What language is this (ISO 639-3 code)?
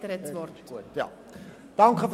gsw